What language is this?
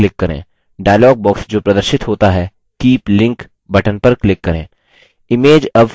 Hindi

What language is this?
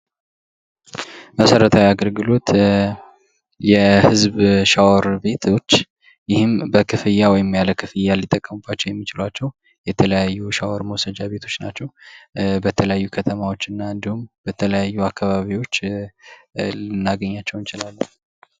Amharic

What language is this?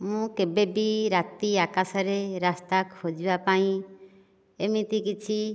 Odia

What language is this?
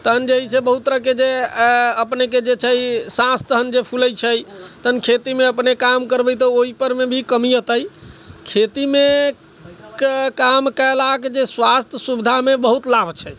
Maithili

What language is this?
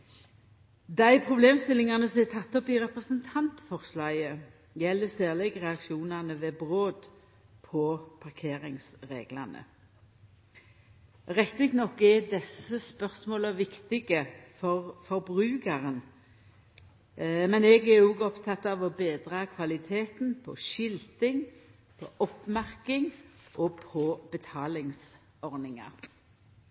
Norwegian Nynorsk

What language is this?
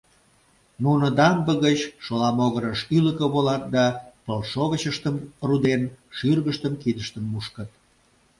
Mari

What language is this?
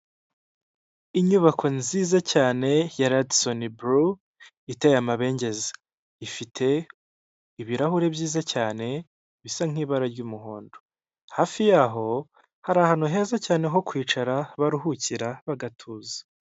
Kinyarwanda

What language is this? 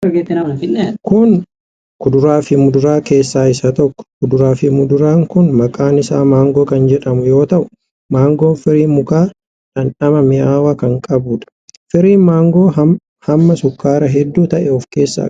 Oromo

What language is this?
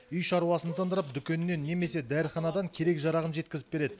Kazakh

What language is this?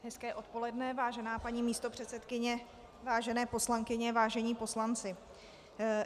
Czech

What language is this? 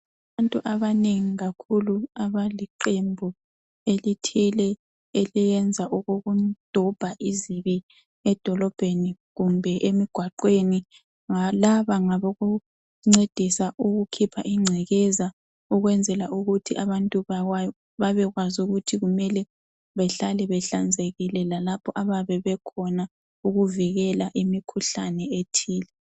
North Ndebele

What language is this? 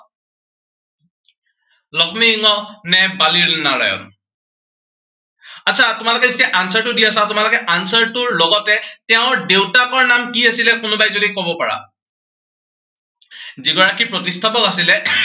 Assamese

